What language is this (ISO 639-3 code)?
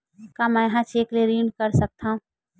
hne